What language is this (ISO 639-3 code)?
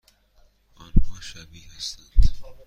fas